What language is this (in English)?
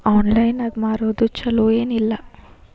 Kannada